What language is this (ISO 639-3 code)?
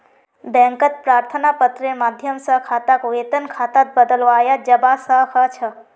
mag